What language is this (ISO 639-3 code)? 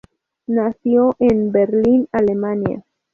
spa